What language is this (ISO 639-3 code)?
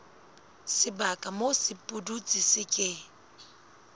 sot